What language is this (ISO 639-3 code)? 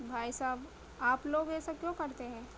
urd